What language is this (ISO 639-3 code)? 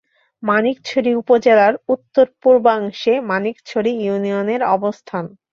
ben